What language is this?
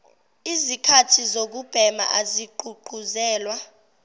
Zulu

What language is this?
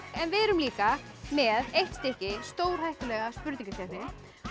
Icelandic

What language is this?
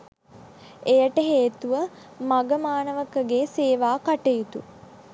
Sinhala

